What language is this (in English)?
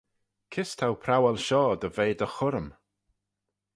Manx